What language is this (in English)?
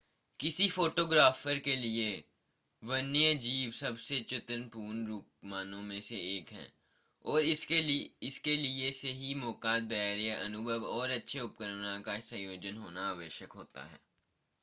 Hindi